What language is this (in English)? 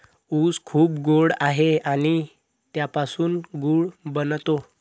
Marathi